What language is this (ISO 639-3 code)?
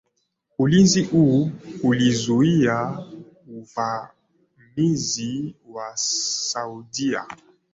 swa